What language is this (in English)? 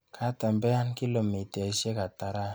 Kalenjin